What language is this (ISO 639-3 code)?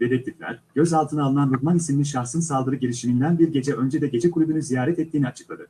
tur